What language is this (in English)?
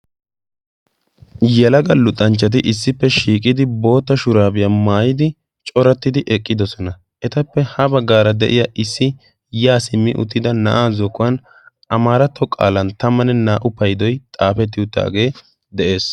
Wolaytta